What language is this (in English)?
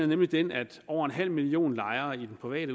Danish